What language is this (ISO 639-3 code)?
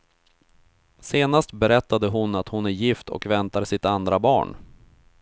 swe